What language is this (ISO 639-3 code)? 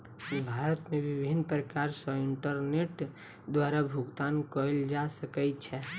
mai